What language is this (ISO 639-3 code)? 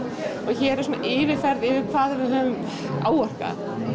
isl